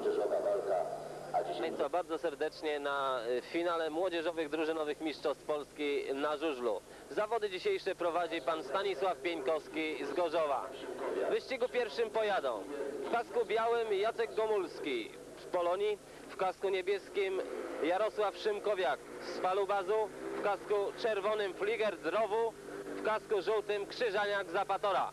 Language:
Polish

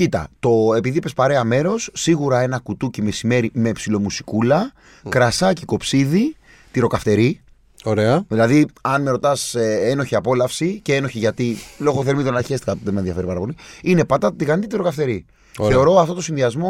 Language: Greek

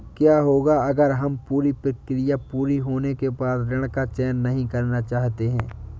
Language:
Hindi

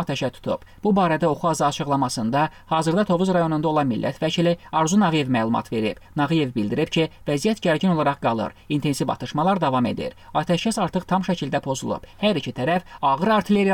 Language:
Turkish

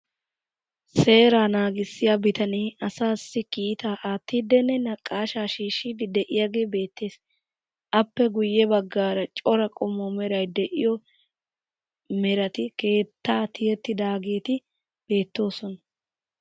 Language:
Wolaytta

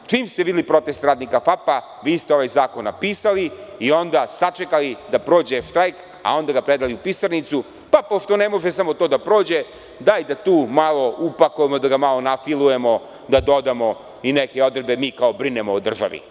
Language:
Serbian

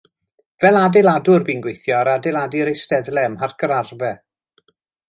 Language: Welsh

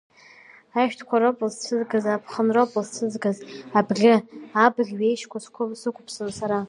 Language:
Abkhazian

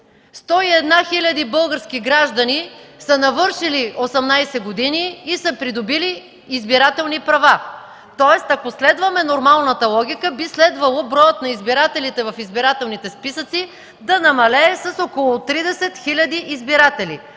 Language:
Bulgarian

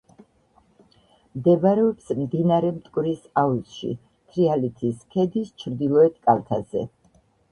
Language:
Georgian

